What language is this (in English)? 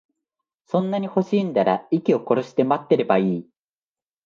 Japanese